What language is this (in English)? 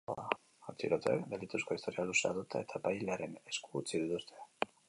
Basque